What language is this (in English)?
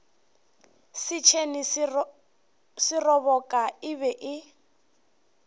Northern Sotho